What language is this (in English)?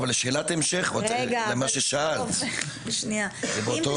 Hebrew